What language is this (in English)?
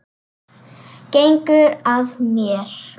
Icelandic